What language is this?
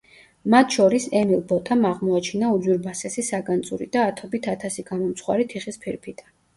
Georgian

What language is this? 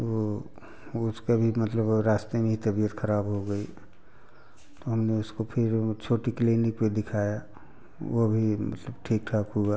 Hindi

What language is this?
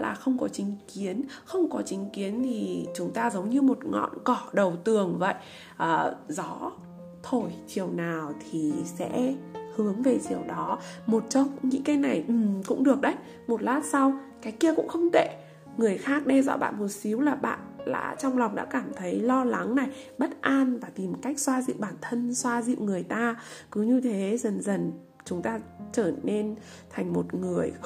Vietnamese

